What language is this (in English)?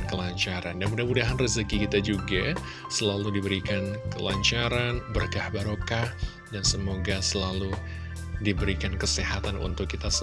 Indonesian